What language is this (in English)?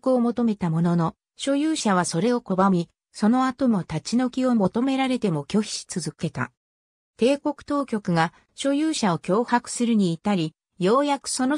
Japanese